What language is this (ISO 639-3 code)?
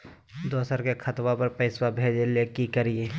mag